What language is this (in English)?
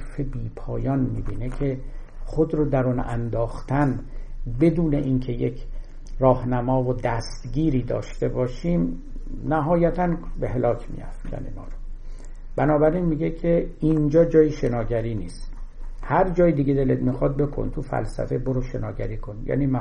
Persian